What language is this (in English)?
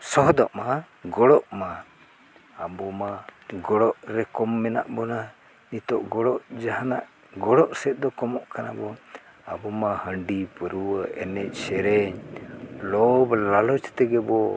Santali